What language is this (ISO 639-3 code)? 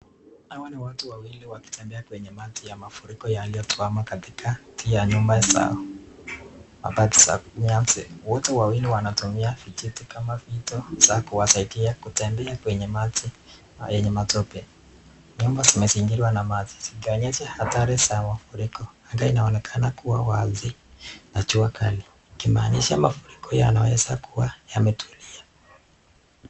swa